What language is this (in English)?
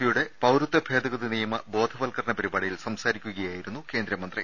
Malayalam